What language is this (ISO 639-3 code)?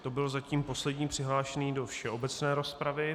ces